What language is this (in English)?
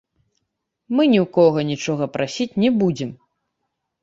Belarusian